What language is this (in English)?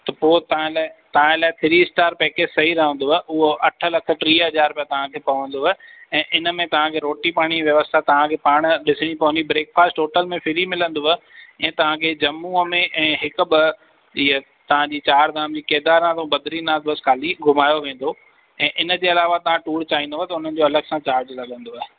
Sindhi